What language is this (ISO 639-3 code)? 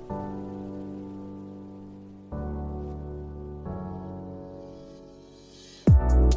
fil